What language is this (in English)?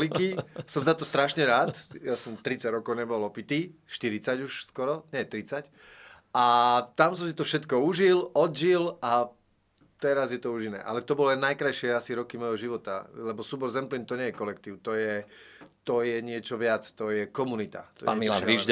Slovak